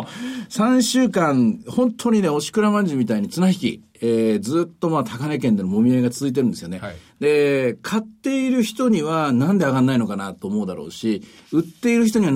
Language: Japanese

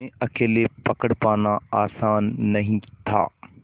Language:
Hindi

